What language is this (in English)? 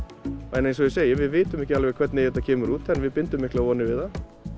Icelandic